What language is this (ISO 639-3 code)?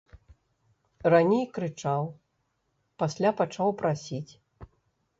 bel